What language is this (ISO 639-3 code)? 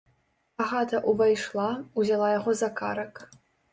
bel